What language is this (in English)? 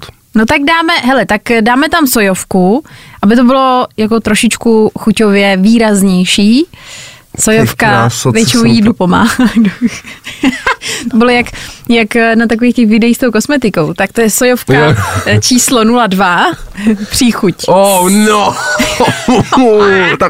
Czech